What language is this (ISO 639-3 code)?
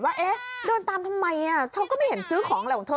tha